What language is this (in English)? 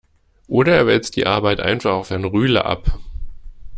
German